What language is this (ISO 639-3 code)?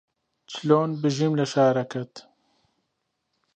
ckb